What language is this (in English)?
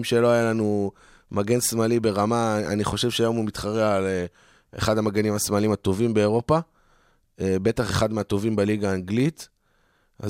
Hebrew